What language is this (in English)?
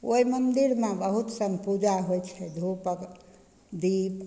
Maithili